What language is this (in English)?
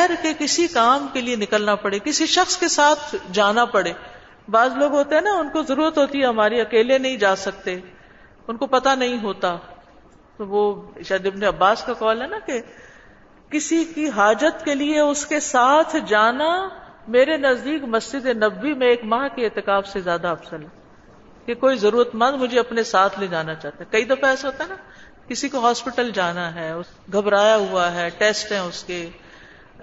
Urdu